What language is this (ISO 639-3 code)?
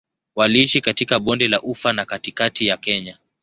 swa